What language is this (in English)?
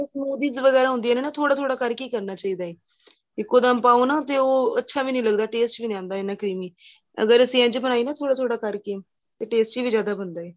Punjabi